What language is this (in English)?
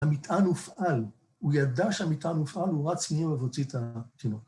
Hebrew